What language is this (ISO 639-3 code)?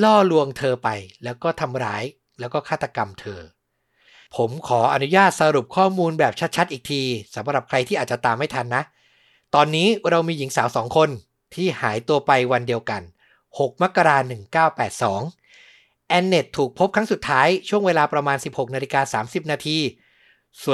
tha